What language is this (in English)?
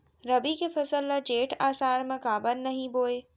Chhattisgarhi